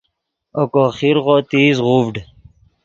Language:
Yidgha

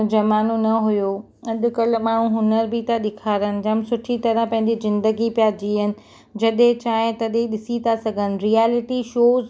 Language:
Sindhi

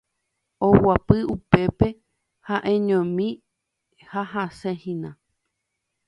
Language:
Guarani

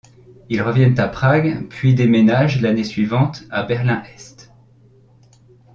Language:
French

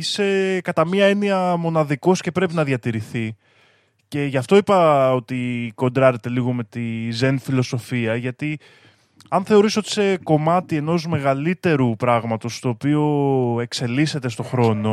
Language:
Greek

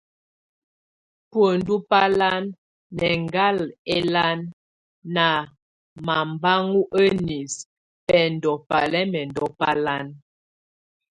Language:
Tunen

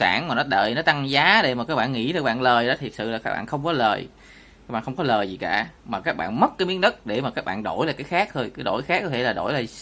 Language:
Vietnamese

